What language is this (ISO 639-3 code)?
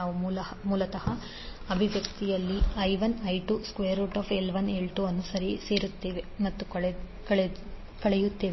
kan